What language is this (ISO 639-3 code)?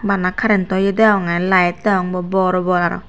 ccp